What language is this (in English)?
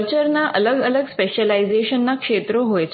Gujarati